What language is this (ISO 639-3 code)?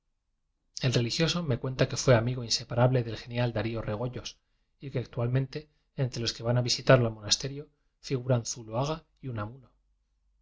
spa